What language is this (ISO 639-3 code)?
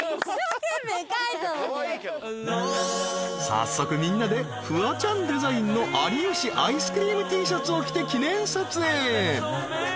jpn